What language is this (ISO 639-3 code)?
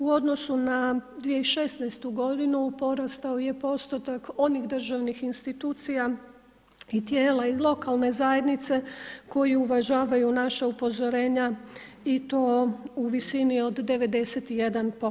hrv